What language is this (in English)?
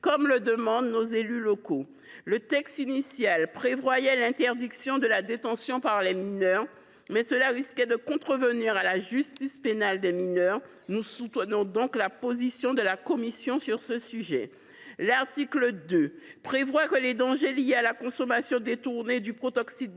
French